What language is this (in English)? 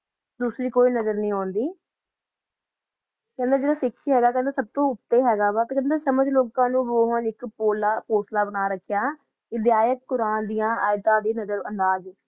Punjabi